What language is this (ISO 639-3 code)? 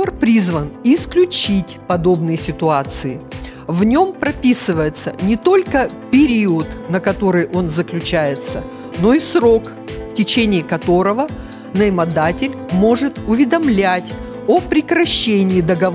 rus